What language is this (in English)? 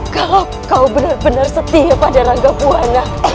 Indonesian